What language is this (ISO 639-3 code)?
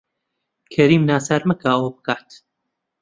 ckb